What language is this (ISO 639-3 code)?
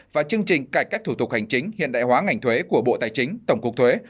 vie